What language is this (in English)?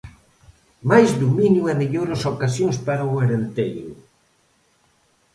Galician